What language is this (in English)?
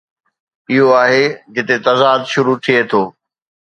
Sindhi